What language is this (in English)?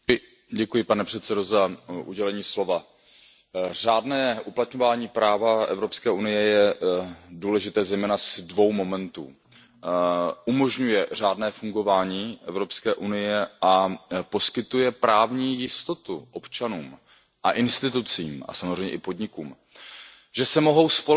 Czech